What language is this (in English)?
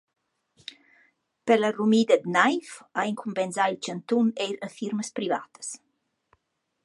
Romansh